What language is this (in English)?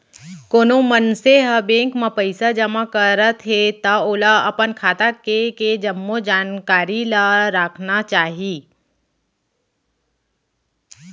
Chhattisgarhi